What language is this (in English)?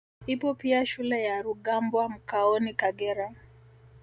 Swahili